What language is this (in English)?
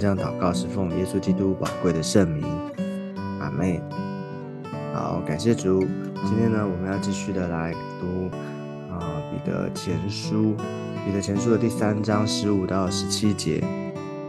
Chinese